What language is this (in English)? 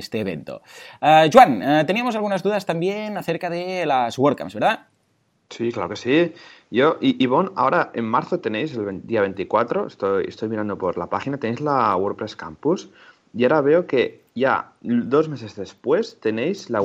Spanish